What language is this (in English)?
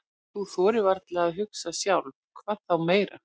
Icelandic